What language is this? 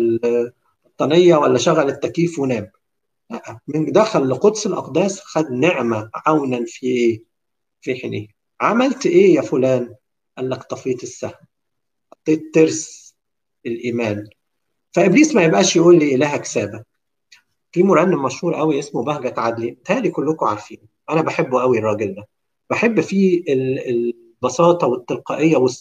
Arabic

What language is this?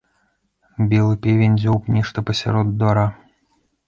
Belarusian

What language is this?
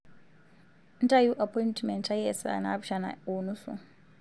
Masai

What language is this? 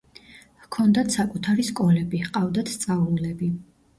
Georgian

